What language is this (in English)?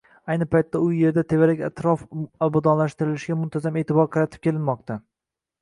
Uzbek